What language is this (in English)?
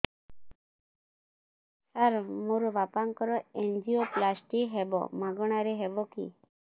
Odia